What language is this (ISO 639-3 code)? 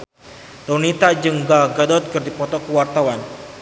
sun